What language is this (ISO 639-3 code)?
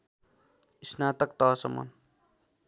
nep